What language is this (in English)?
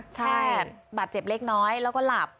Thai